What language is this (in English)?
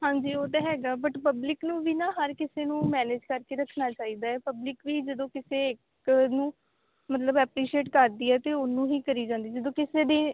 Punjabi